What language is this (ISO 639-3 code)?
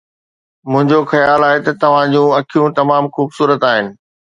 snd